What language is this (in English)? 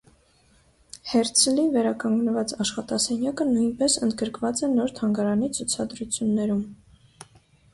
Armenian